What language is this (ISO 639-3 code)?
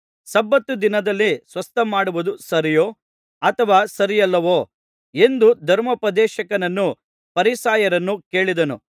kan